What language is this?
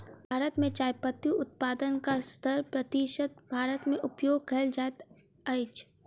Maithili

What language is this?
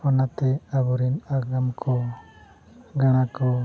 Santali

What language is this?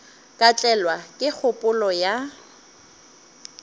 Northern Sotho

